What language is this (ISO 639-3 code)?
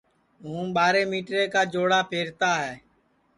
ssi